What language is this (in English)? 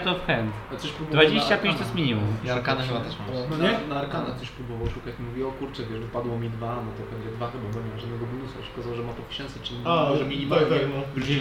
Polish